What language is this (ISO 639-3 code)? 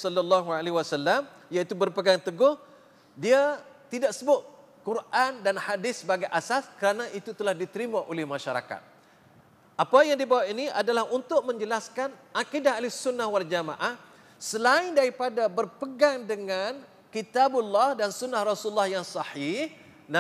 msa